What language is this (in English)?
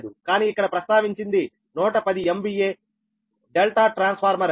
Telugu